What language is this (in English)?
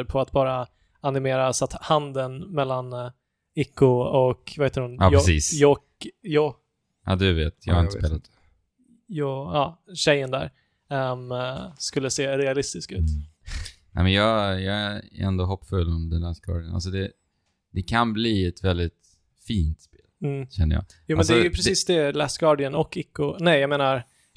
Swedish